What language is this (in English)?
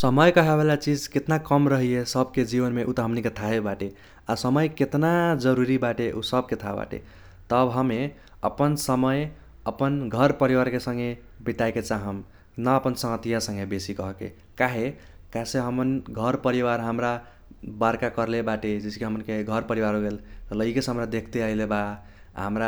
Kochila Tharu